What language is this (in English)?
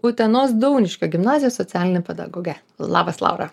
Lithuanian